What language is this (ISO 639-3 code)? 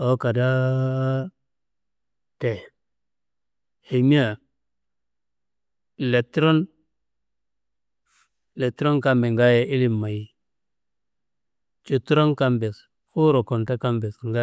kbl